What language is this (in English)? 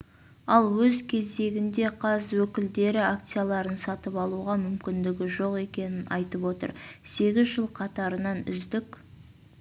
Kazakh